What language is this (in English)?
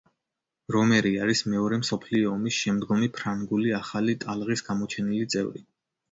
Georgian